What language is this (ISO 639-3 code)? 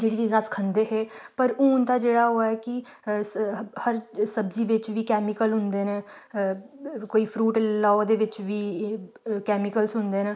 doi